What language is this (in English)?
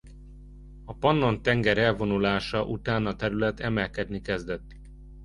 Hungarian